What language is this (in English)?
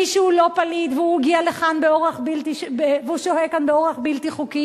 Hebrew